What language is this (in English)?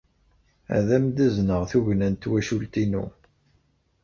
Kabyle